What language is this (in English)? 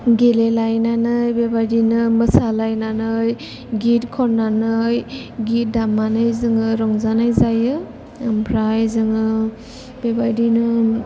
Bodo